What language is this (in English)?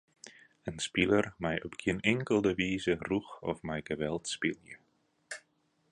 Western Frisian